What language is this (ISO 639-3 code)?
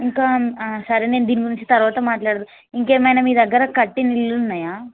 tel